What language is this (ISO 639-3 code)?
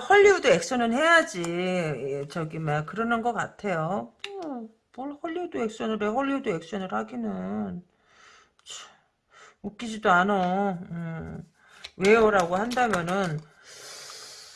kor